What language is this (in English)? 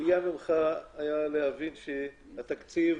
Hebrew